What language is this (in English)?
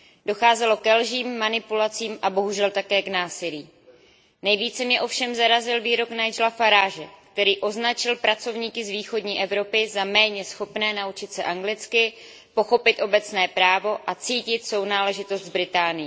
Czech